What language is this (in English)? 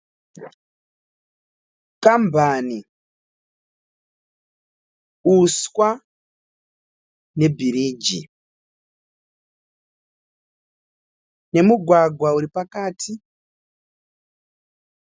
Shona